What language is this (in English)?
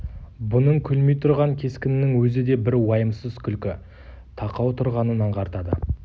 Kazakh